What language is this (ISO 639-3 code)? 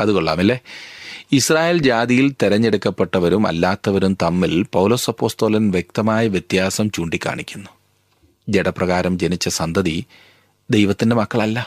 mal